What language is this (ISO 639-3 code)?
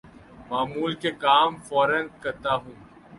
urd